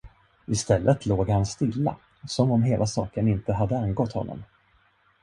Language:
Swedish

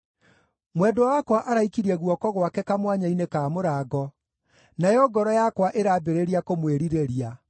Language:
Kikuyu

